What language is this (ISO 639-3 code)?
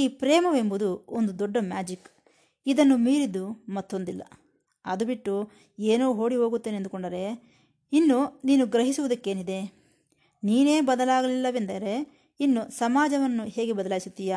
kan